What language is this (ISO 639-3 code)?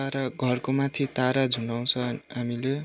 nep